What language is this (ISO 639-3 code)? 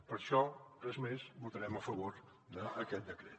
cat